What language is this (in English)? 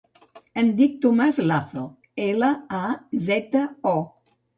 Catalan